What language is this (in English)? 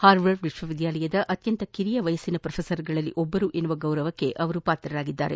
Kannada